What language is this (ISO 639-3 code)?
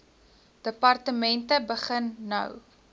afr